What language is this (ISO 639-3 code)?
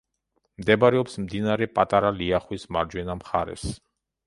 kat